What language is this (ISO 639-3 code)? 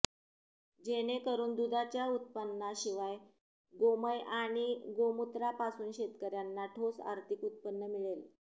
mar